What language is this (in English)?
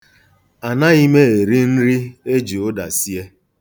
Igbo